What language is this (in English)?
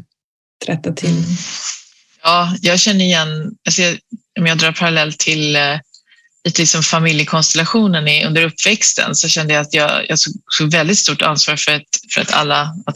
Swedish